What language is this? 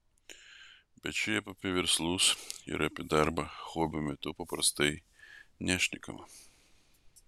Lithuanian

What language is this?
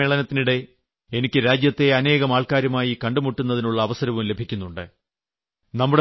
Malayalam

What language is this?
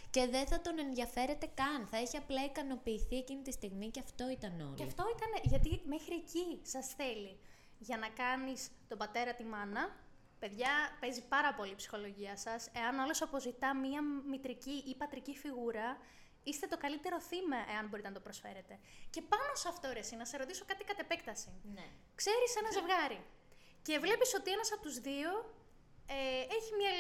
Greek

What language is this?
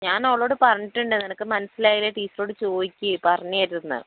Malayalam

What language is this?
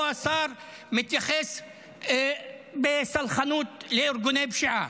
Hebrew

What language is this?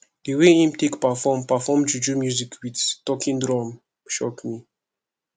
Nigerian Pidgin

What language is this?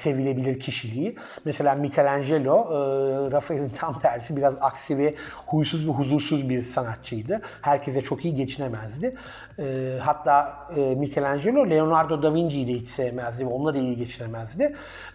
Turkish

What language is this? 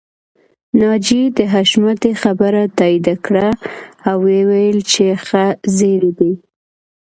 Pashto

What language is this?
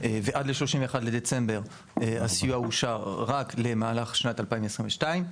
Hebrew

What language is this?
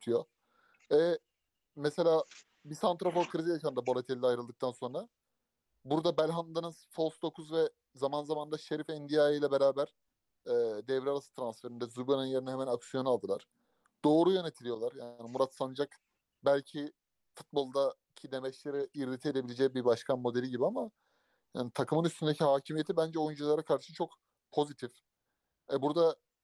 Turkish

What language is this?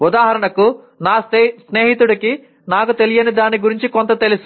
Telugu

